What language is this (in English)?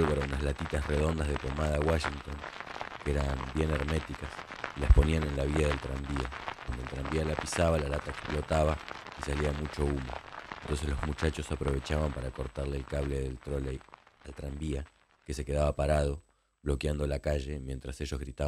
Spanish